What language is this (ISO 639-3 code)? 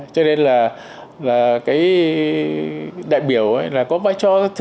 vie